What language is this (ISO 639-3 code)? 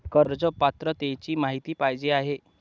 mar